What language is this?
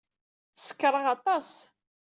Kabyle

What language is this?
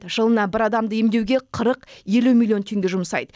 Kazakh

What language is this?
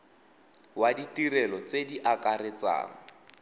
Tswana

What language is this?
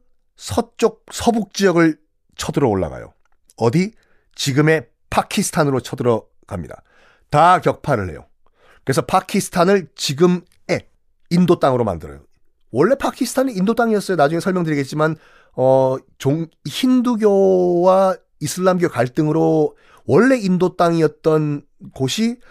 Korean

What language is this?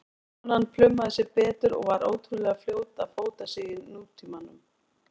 Icelandic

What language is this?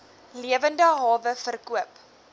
Afrikaans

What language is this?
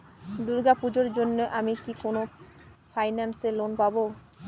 Bangla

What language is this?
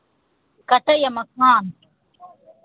Maithili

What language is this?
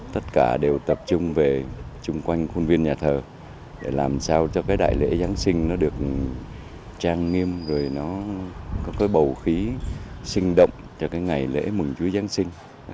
Vietnamese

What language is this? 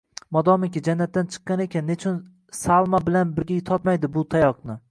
Uzbek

